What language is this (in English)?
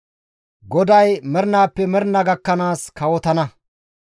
Gamo